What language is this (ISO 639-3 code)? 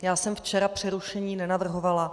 ces